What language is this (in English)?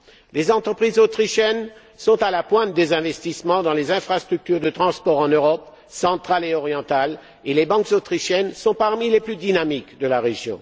French